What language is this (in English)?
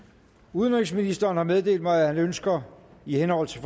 Danish